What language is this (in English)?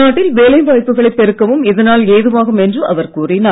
Tamil